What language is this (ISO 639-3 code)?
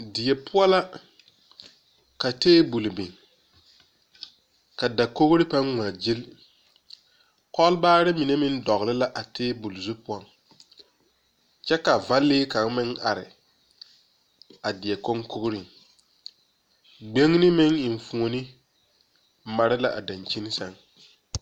dga